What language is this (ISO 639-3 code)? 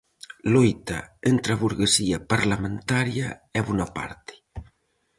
glg